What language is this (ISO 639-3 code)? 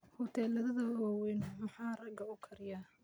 som